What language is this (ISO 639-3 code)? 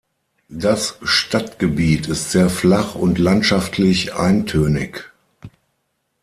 deu